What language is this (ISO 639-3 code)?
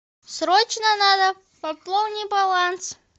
rus